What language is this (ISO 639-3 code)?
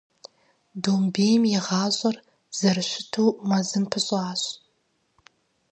kbd